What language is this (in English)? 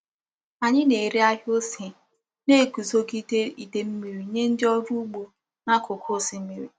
Igbo